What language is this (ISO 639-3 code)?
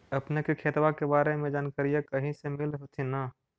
mag